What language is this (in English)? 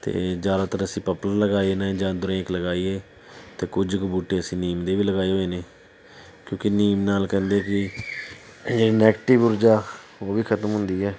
Punjabi